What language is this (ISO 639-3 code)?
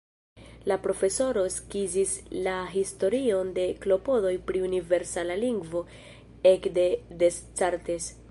epo